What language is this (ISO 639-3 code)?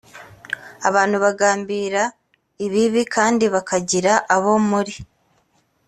kin